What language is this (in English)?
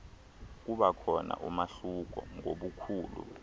Xhosa